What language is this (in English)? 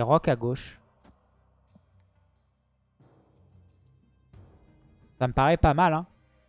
French